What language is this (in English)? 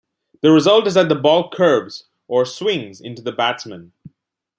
English